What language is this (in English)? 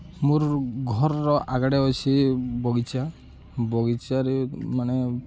Odia